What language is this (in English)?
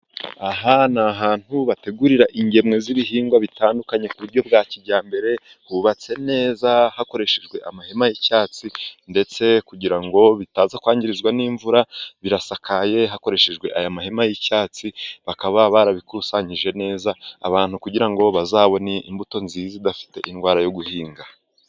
Kinyarwanda